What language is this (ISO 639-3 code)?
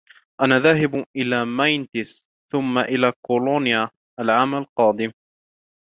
ara